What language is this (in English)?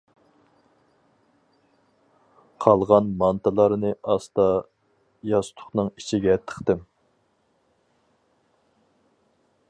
Uyghur